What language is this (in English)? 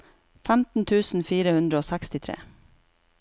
Norwegian